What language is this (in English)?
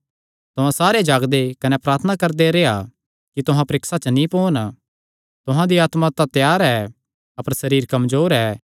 Kangri